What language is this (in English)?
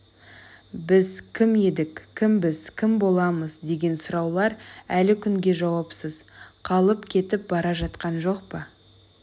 Kazakh